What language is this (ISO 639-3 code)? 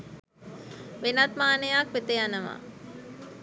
sin